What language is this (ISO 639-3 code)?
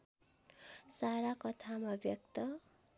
nep